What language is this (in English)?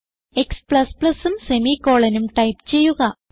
Malayalam